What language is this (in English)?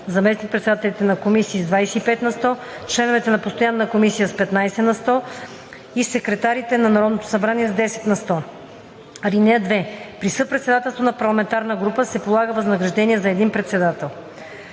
Bulgarian